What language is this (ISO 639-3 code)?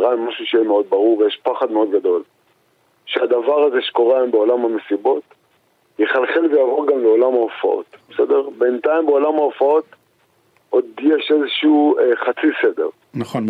heb